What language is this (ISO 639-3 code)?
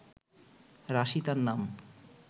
ben